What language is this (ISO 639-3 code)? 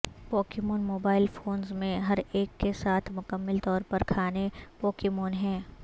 urd